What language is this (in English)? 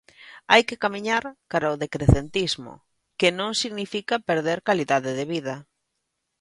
Galician